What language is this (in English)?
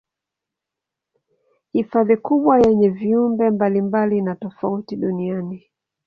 Swahili